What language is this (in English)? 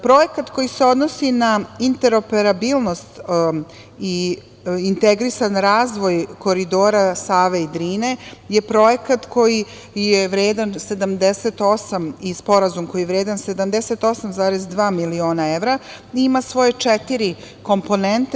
Serbian